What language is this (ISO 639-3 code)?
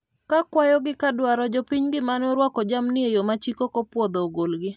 luo